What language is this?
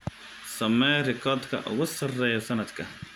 Somali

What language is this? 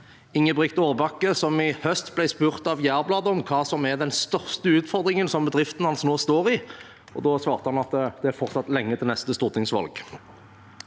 Norwegian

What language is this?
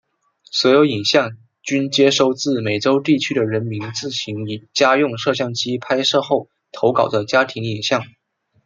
Chinese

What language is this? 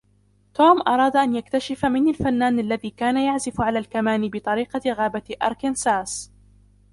Arabic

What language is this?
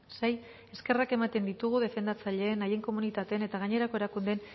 Basque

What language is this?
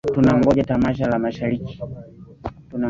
Swahili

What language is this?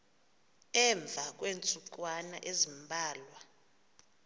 Xhosa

